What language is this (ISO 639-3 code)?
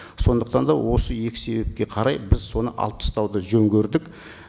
kaz